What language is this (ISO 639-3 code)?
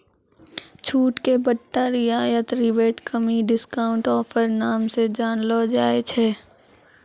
mai